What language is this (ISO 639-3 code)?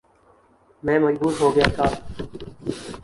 urd